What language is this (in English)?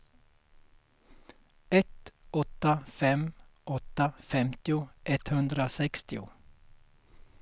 Swedish